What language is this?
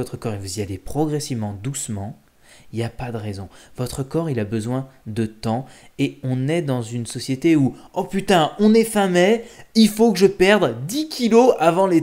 French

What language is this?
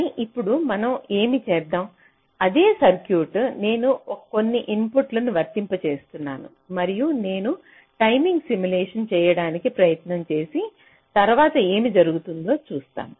Telugu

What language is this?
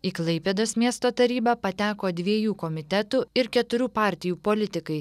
Lithuanian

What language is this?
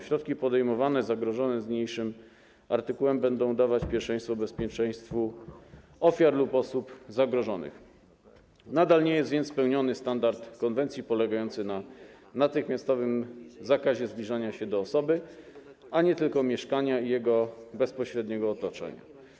Polish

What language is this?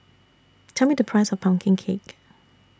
English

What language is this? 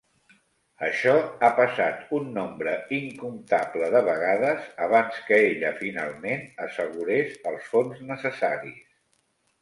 Catalan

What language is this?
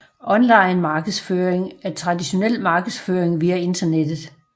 Danish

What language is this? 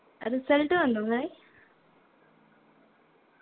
Malayalam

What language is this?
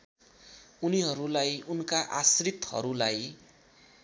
Nepali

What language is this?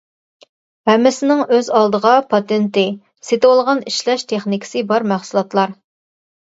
Uyghur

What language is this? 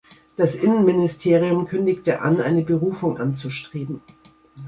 German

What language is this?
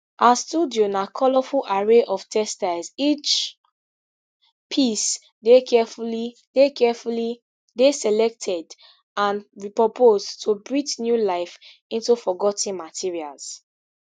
Nigerian Pidgin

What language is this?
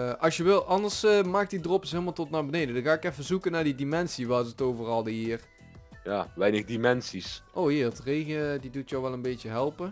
Dutch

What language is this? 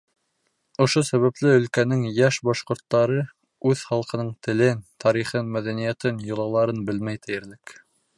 Bashkir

